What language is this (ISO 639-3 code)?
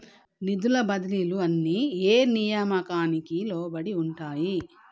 tel